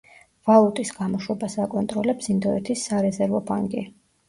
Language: Georgian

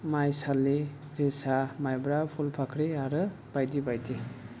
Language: Bodo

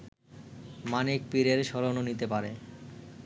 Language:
Bangla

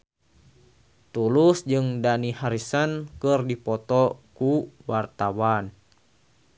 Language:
Sundanese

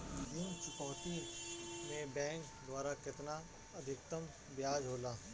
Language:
Bhojpuri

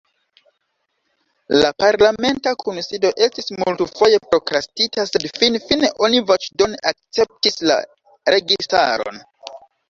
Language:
Esperanto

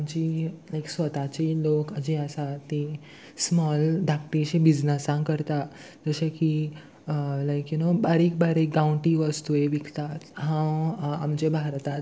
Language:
Konkani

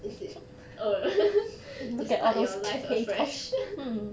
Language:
English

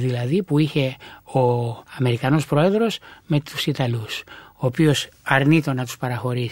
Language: Greek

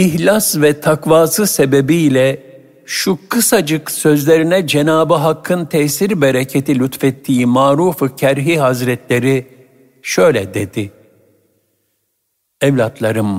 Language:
Turkish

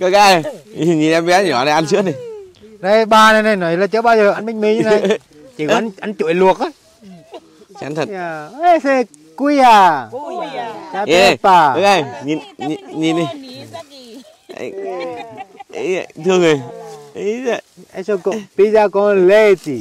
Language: Vietnamese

